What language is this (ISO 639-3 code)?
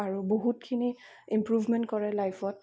asm